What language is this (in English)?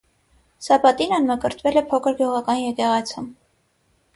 Armenian